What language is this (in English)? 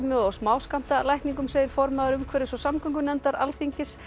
Icelandic